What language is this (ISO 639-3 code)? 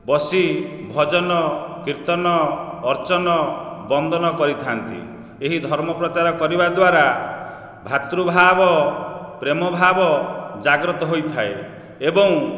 ori